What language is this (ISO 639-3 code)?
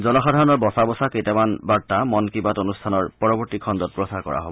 asm